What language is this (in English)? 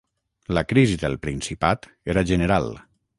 Catalan